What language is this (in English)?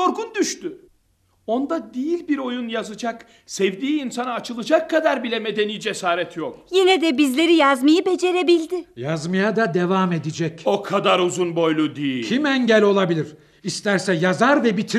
Turkish